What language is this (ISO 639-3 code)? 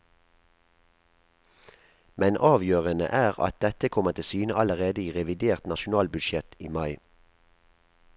nor